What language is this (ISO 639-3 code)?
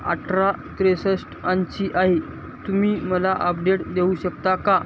mar